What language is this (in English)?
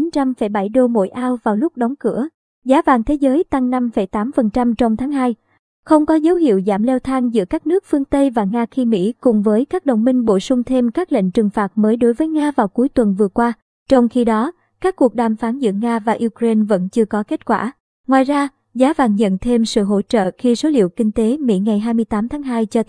Vietnamese